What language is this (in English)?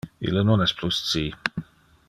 Interlingua